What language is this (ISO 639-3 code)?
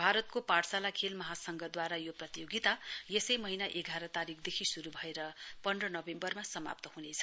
nep